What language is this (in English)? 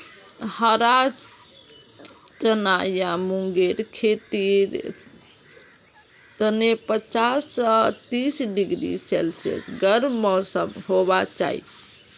Magahi